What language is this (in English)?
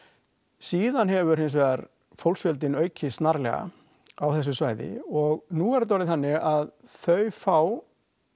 Icelandic